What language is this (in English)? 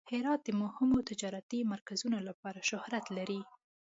Pashto